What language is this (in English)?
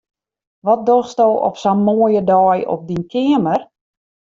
Western Frisian